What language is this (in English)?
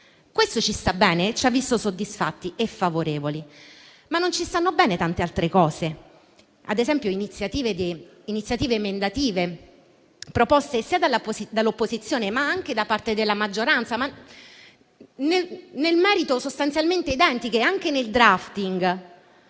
Italian